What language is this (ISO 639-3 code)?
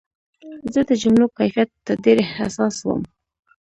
pus